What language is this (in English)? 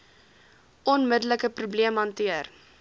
Afrikaans